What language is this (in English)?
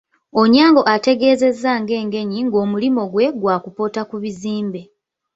Ganda